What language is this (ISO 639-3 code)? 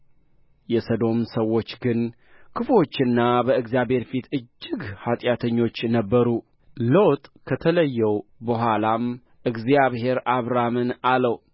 amh